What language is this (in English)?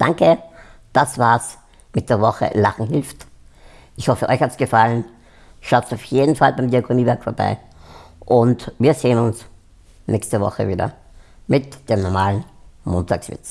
German